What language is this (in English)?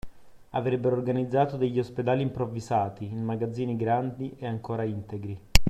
Italian